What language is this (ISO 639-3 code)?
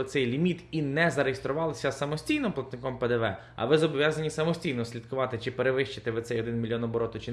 ukr